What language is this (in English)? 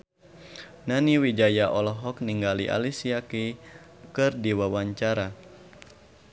Sundanese